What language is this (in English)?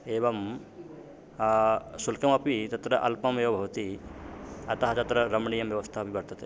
Sanskrit